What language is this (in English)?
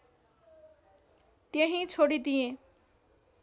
Nepali